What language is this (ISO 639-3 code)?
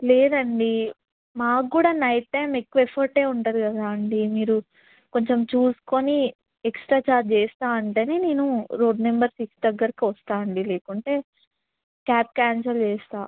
tel